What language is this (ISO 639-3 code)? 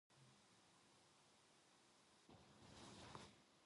kor